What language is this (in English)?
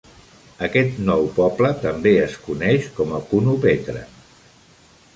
Catalan